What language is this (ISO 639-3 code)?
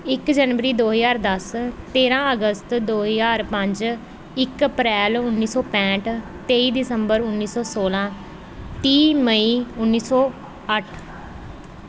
pan